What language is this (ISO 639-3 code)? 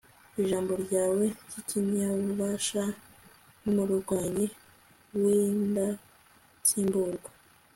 kin